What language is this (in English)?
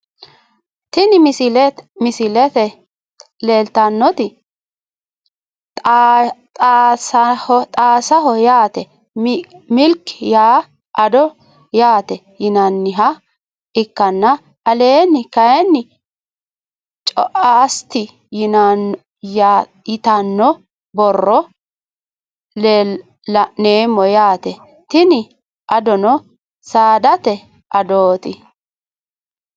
Sidamo